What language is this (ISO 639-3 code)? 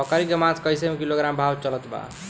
bho